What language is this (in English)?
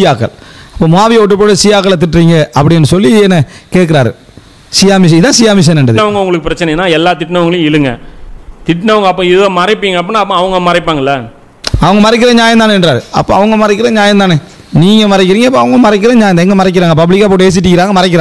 Arabic